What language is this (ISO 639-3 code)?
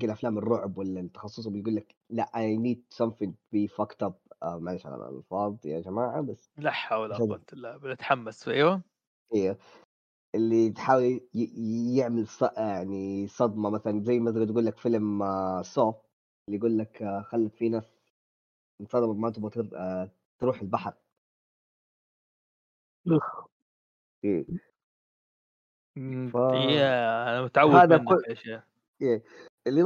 ara